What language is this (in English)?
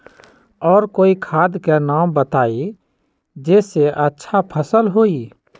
Magahi